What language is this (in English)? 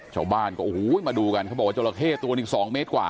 Thai